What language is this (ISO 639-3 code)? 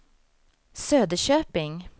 swe